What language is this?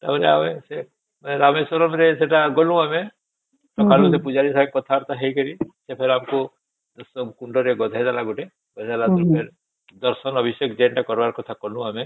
Odia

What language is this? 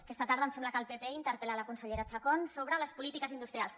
Catalan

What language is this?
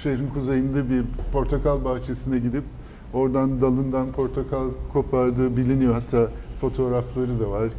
Turkish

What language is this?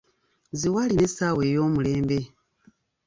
Ganda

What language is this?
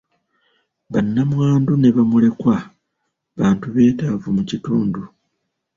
Ganda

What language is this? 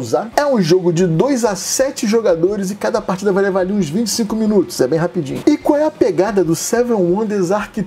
Portuguese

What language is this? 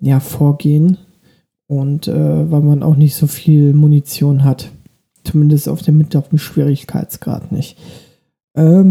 German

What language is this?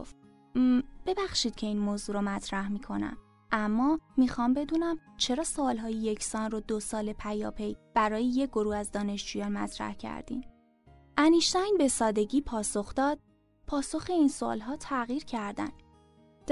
Persian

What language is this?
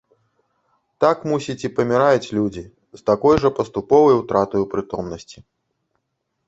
Belarusian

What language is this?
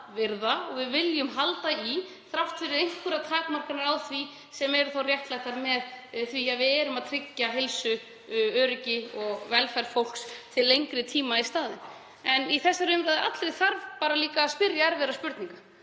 Icelandic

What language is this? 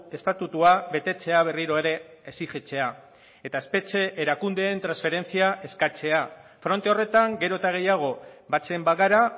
Basque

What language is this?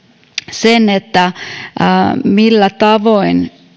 Finnish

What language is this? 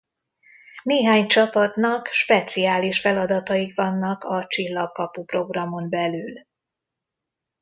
Hungarian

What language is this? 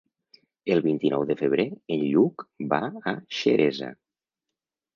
Catalan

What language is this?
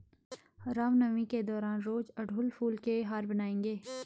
Hindi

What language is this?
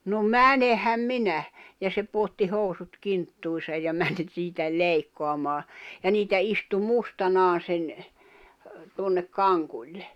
Finnish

